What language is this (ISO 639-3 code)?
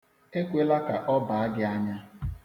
ibo